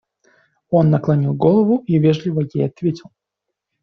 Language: Russian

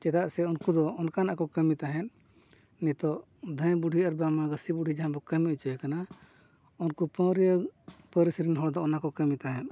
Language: Santali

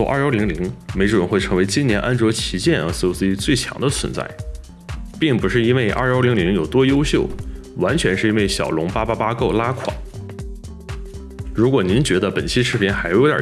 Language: Chinese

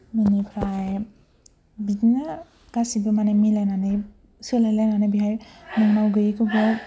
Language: Bodo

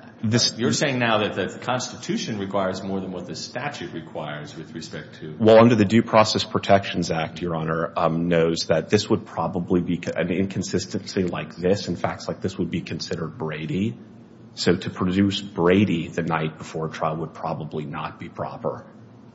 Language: English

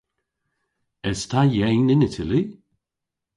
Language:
Cornish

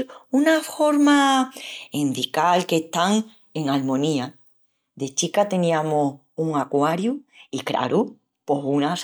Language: Extremaduran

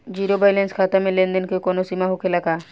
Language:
Bhojpuri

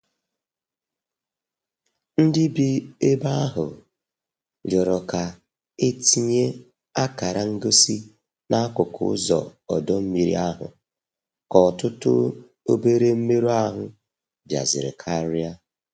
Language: Igbo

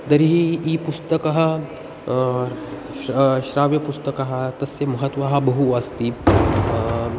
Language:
Sanskrit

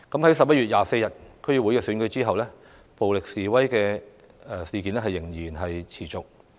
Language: Cantonese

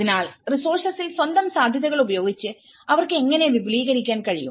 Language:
Malayalam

